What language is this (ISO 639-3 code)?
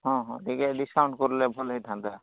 ori